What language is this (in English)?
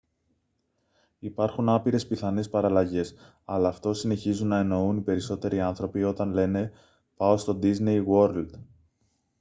Greek